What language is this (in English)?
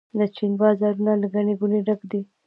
Pashto